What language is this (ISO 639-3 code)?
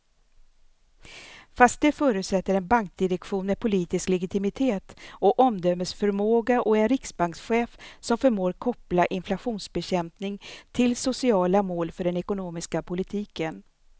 swe